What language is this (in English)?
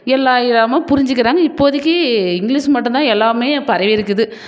Tamil